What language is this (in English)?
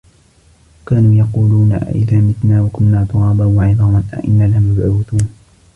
Arabic